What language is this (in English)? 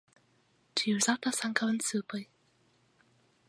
Esperanto